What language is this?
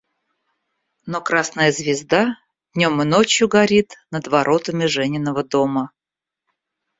Russian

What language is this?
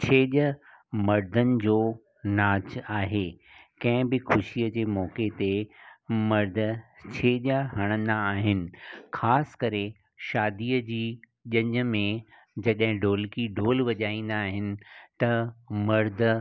Sindhi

